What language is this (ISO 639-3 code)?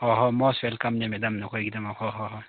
mni